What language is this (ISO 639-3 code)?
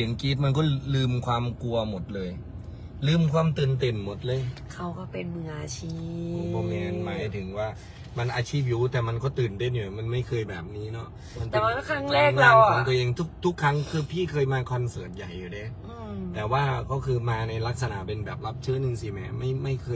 tha